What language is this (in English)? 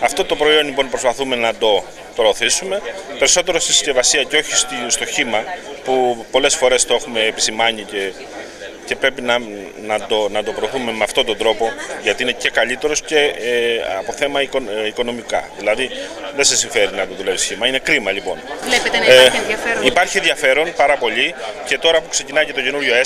Greek